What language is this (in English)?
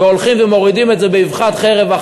Hebrew